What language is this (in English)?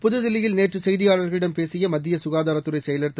Tamil